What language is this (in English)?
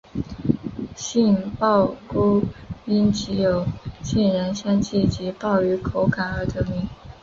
Chinese